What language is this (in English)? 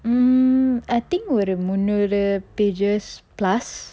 English